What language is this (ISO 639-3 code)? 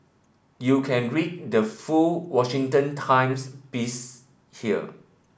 eng